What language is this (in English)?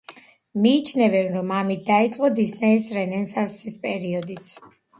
Georgian